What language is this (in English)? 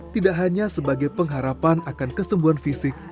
Indonesian